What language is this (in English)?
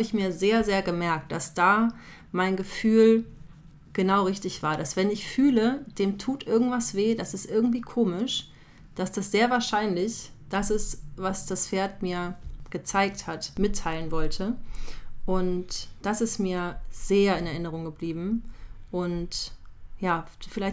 German